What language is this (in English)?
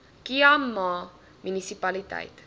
Afrikaans